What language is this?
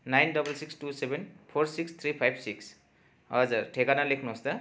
Nepali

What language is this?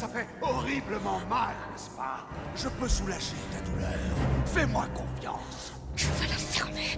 French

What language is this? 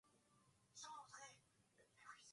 Swahili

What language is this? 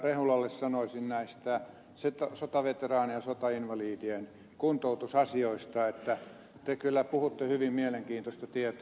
Finnish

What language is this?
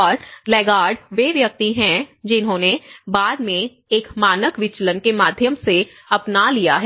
Hindi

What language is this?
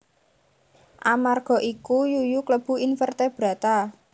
Javanese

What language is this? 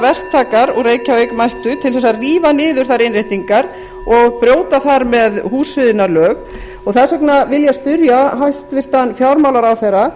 Icelandic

